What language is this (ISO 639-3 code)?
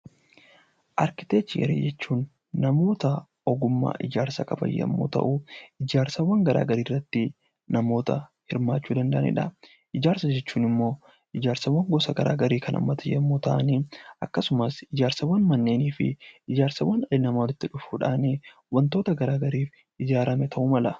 orm